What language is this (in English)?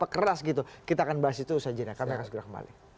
Indonesian